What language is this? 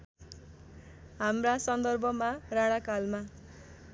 Nepali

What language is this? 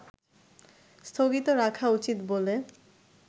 Bangla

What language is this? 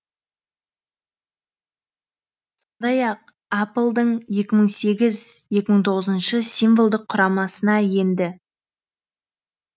Kazakh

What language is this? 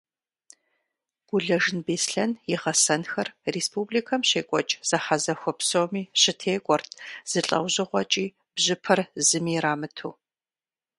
Kabardian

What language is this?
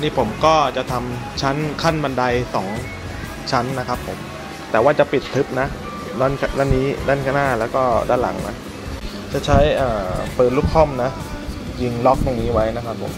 Thai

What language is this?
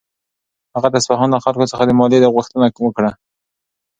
Pashto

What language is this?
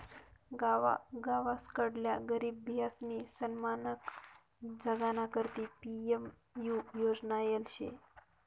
Marathi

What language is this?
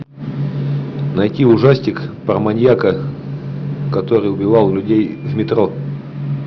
Russian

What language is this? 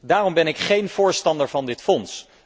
Dutch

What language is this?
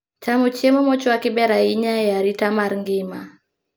Luo (Kenya and Tanzania)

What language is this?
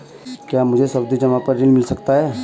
Hindi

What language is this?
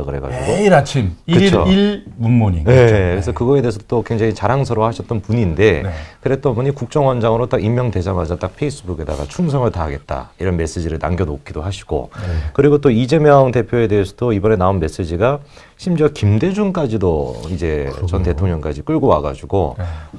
Korean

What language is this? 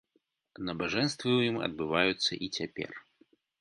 Belarusian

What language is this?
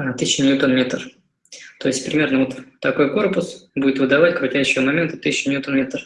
Russian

